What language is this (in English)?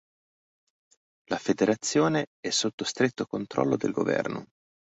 Italian